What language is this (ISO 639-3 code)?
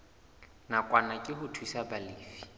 sot